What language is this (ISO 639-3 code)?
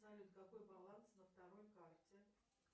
rus